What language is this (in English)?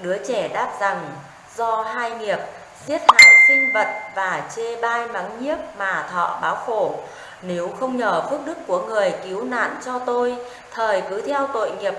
Vietnamese